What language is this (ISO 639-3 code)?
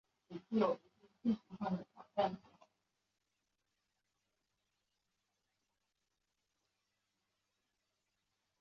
zho